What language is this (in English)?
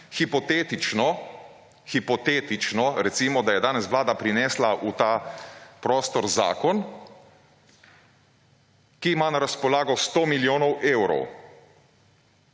Slovenian